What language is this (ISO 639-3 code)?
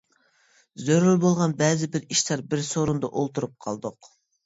uig